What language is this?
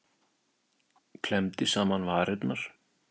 Icelandic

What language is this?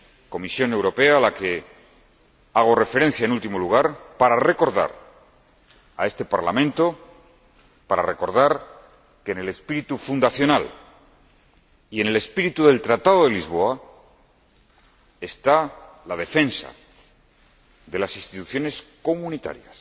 Spanish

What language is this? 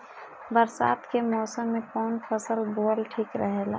Bhojpuri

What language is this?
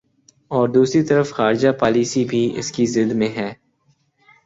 Urdu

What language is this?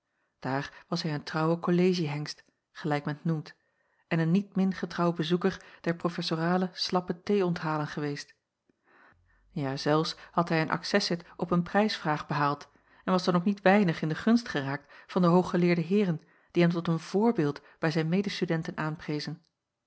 Dutch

